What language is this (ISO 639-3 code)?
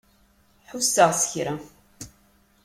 kab